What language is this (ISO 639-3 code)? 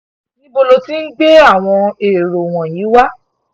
yor